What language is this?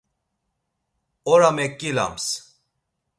Laz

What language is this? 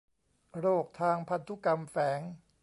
Thai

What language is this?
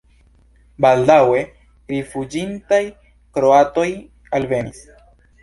Esperanto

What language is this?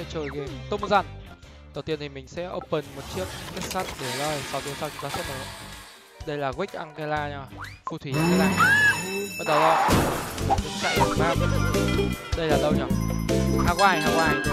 Vietnamese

